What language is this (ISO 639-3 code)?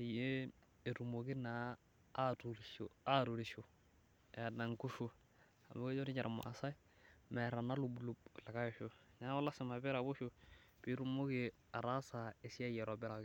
mas